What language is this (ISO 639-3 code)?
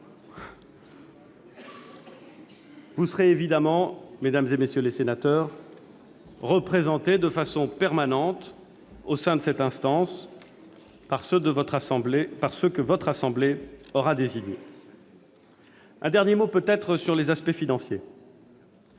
fra